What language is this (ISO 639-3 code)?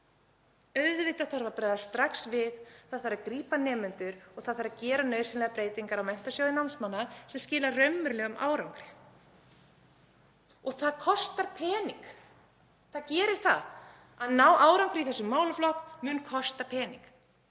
isl